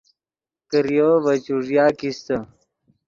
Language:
Yidgha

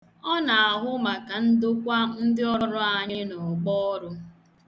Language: Igbo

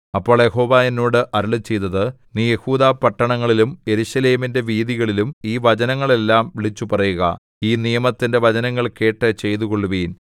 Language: Malayalam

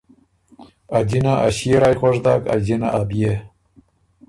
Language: Ormuri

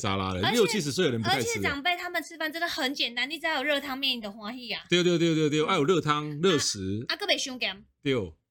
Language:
Chinese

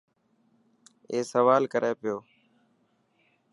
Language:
Dhatki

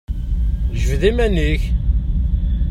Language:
Kabyle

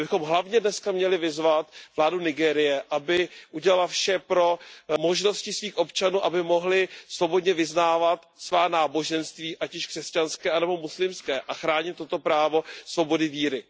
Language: Czech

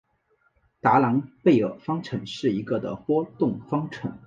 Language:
Chinese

